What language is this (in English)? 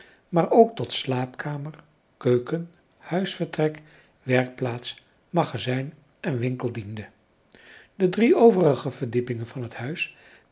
Dutch